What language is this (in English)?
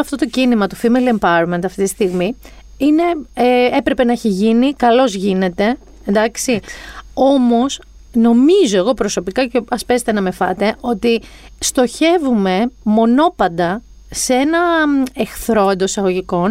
Greek